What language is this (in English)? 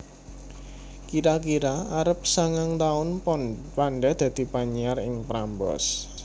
Javanese